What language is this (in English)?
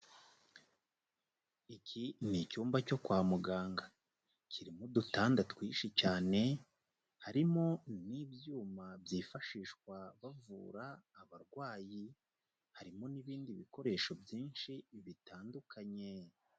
Kinyarwanda